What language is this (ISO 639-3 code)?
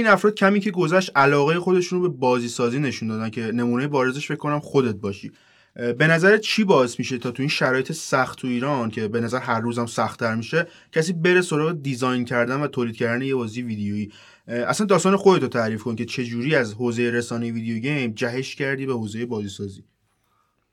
fas